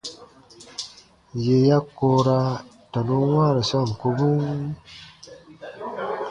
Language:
Baatonum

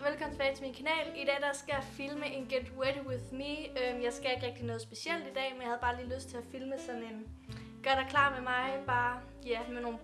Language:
Danish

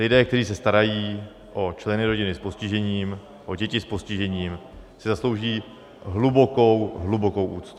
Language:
Czech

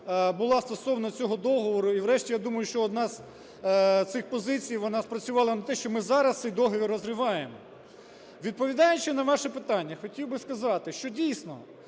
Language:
Ukrainian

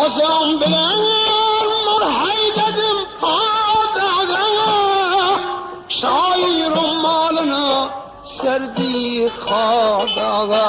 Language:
Uzbek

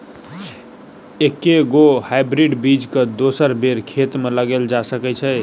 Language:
Maithili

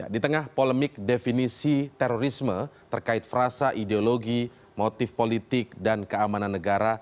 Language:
Indonesian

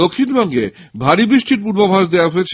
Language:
Bangla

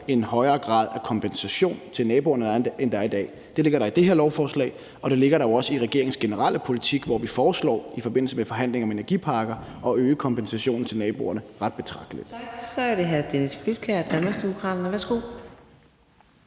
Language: Danish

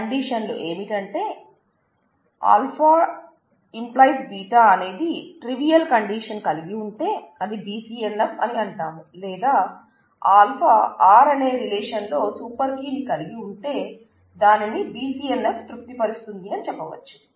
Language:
Telugu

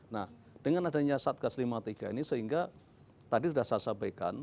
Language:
Indonesian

